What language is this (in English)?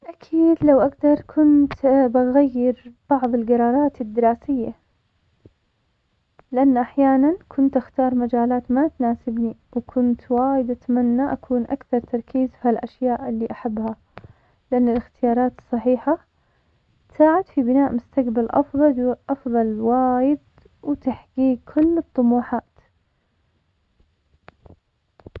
Omani Arabic